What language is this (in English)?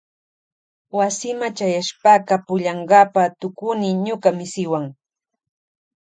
Loja Highland Quichua